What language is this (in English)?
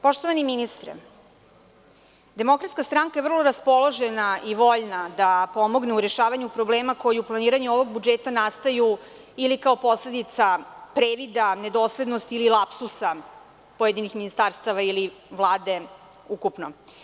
Serbian